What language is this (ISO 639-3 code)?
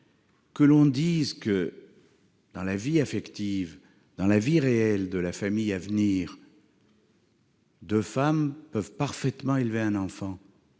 fra